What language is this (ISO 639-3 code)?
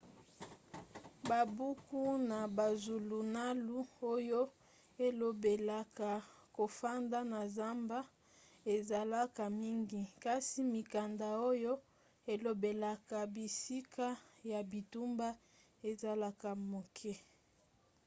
lin